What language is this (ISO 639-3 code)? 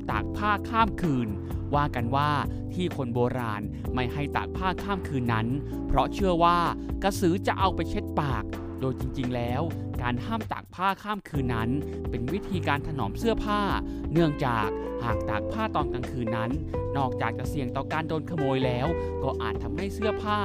tha